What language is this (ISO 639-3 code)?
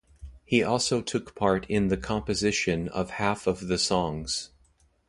eng